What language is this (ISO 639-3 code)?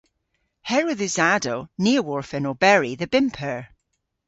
cor